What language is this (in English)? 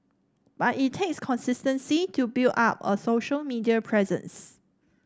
English